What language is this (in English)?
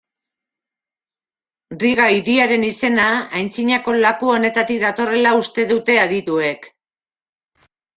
Basque